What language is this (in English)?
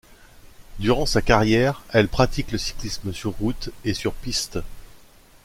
French